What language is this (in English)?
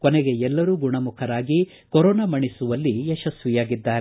Kannada